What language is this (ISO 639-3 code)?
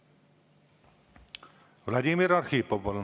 est